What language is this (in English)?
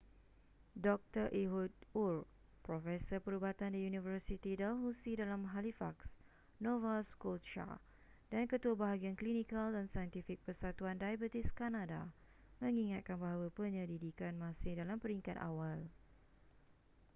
Malay